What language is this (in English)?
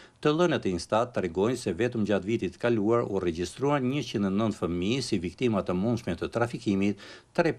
Romanian